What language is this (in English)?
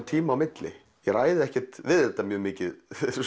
Icelandic